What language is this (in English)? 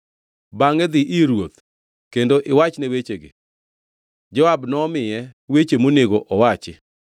Luo (Kenya and Tanzania)